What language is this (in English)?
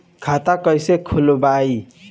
Bhojpuri